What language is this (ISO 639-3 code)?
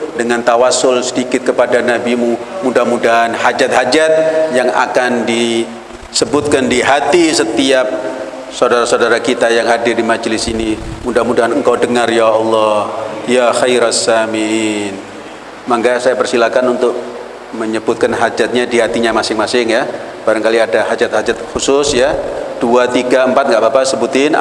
ind